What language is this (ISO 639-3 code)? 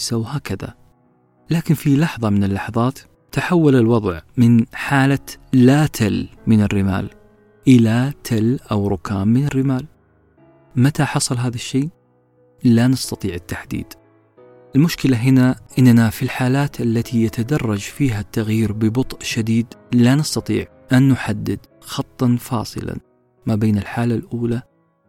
ara